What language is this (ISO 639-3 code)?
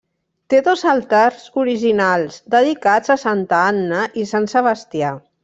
cat